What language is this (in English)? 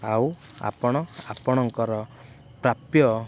Odia